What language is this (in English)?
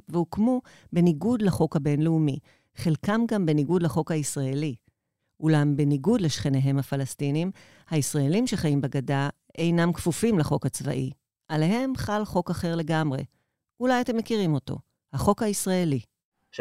Hebrew